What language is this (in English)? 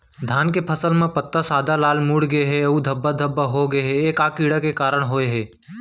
Chhattisgarhi